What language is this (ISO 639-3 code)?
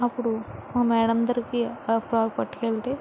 tel